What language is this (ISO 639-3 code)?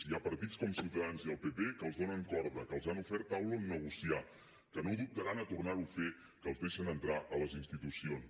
cat